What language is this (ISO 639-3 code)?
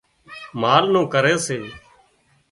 kxp